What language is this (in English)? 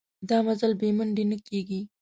Pashto